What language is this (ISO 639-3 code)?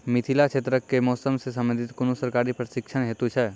mai